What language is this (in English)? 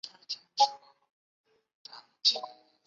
Chinese